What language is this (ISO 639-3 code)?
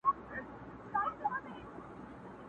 pus